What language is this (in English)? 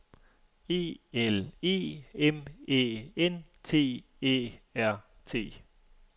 Danish